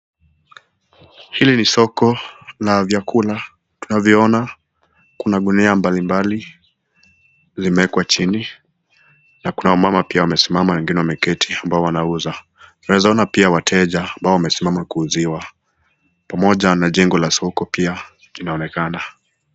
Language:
Swahili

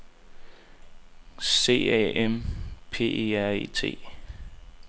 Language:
Danish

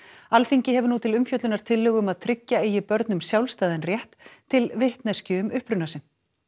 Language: Icelandic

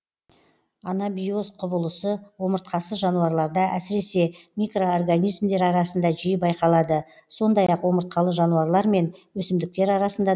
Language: Kazakh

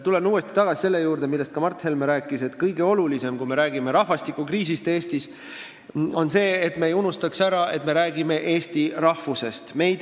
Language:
Estonian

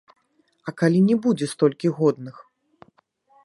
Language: Belarusian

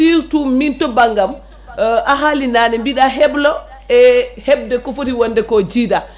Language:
Fula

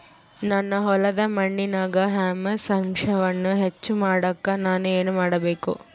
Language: Kannada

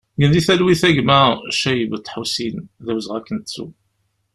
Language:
Kabyle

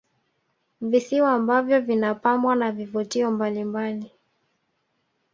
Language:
Swahili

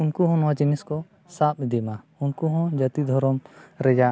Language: Santali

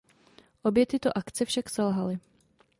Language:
Czech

